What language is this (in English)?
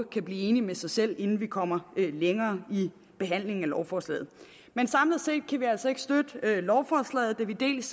Danish